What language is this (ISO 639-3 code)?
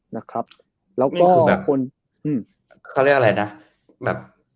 tha